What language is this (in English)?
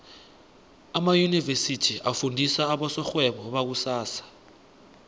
South Ndebele